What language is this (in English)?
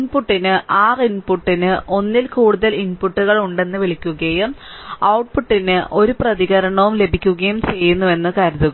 Malayalam